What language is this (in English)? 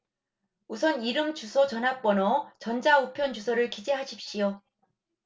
Korean